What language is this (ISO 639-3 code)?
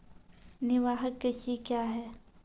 mai